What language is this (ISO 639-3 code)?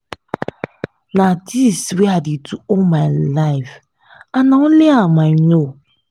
pcm